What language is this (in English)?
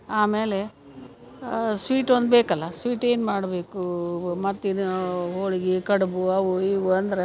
Kannada